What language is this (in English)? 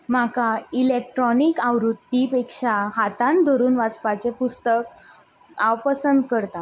Konkani